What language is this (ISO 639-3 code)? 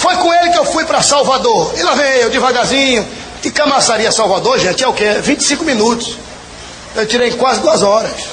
por